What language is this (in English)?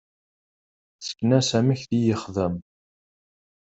Kabyle